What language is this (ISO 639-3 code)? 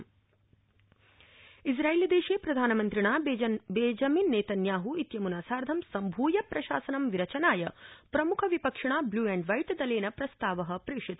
san